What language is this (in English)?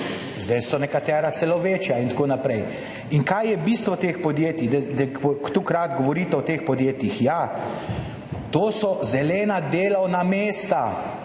Slovenian